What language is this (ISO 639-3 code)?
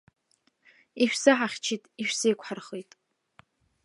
abk